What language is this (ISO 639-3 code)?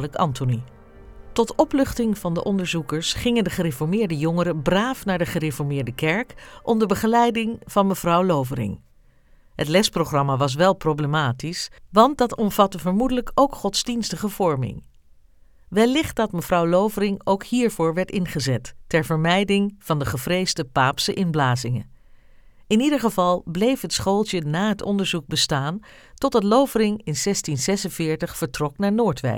nld